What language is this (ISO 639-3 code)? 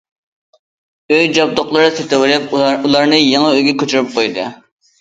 uig